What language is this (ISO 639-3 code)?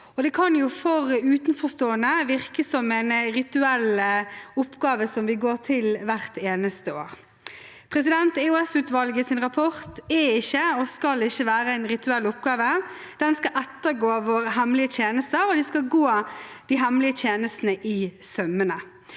nor